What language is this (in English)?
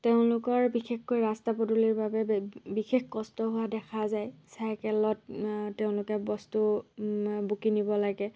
Assamese